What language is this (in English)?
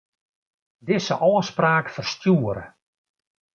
Western Frisian